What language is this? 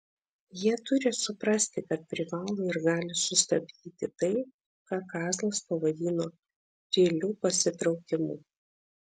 Lithuanian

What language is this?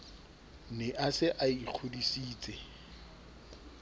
Southern Sotho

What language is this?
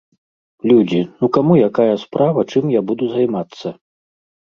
Belarusian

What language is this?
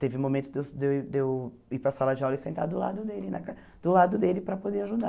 Portuguese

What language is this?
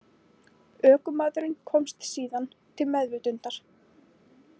Icelandic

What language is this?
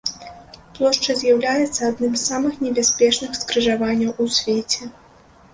Belarusian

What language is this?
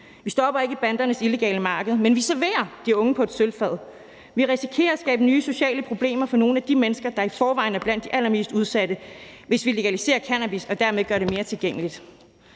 Danish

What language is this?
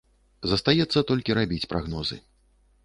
Belarusian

